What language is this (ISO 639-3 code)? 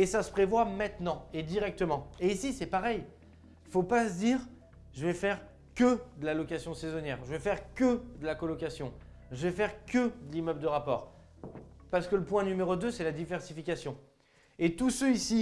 fra